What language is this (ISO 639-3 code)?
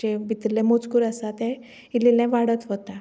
kok